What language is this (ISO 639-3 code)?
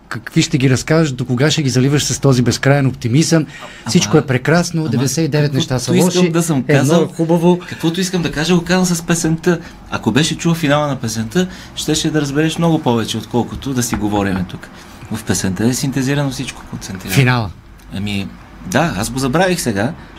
bul